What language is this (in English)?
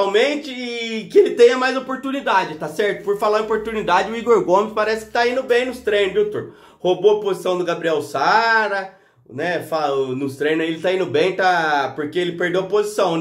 Portuguese